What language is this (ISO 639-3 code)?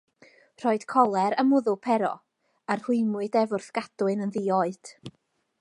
cym